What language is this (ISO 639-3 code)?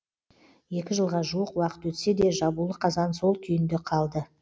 kaz